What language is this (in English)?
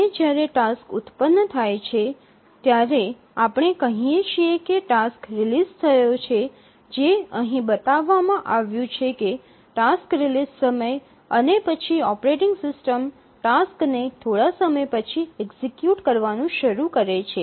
Gujarati